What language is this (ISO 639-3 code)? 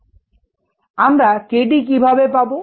ben